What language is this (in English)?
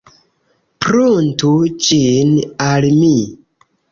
Esperanto